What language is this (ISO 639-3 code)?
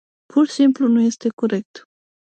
ron